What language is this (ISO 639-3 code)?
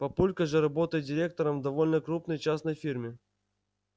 rus